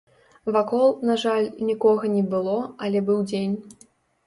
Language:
Belarusian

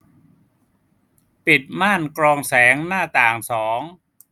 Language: Thai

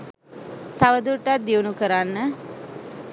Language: Sinhala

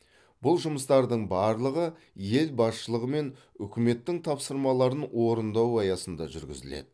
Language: Kazakh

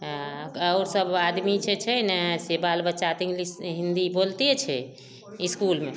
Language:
Maithili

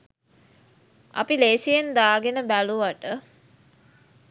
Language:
Sinhala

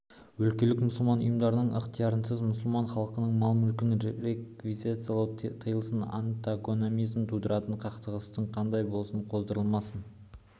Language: Kazakh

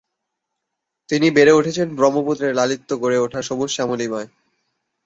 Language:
Bangla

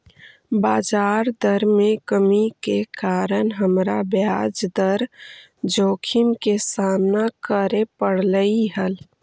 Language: Magahi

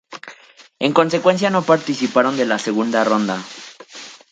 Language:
Spanish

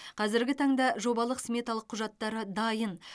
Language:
Kazakh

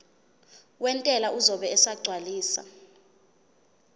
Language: Zulu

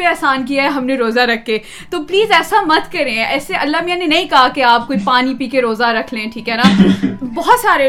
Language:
Urdu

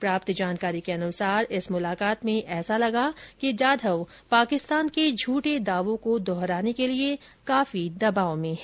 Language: Hindi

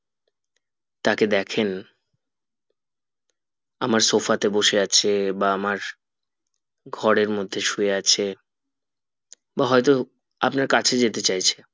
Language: Bangla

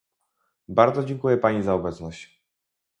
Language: Polish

